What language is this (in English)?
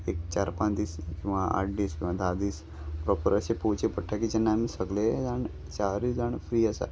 Konkani